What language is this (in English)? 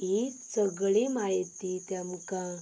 Konkani